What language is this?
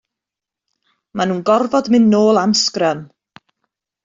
Welsh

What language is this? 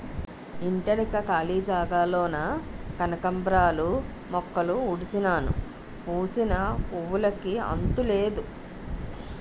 Telugu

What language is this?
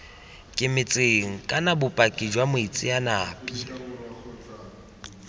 Tswana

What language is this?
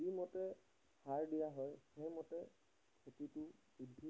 Assamese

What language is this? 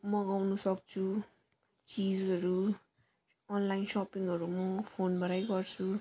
Nepali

